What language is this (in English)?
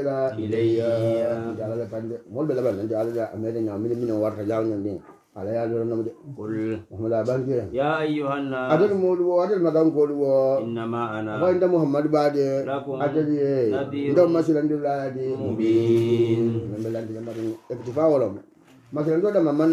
Arabic